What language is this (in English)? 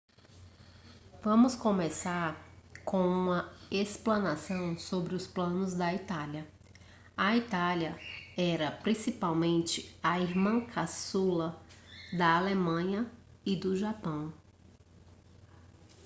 Portuguese